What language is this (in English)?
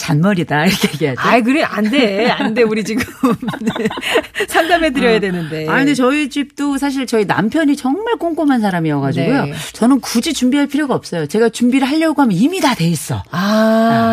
Korean